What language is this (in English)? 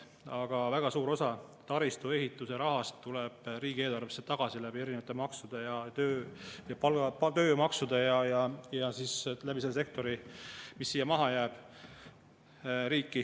Estonian